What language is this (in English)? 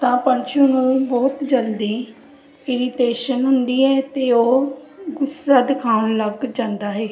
Punjabi